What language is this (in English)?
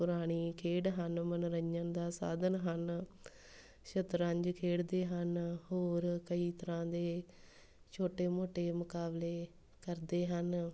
Punjabi